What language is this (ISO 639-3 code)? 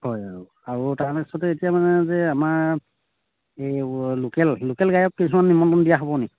asm